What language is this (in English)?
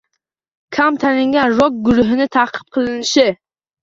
Uzbek